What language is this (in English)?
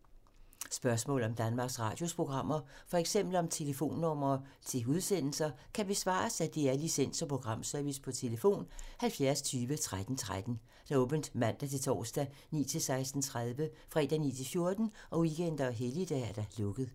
Danish